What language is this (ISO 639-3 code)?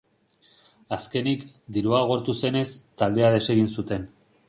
eus